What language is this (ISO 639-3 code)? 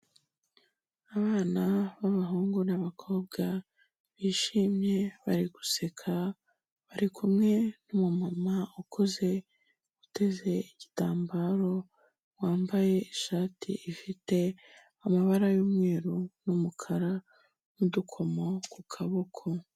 kin